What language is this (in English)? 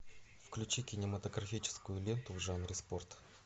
Russian